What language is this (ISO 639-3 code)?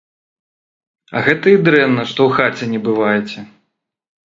bel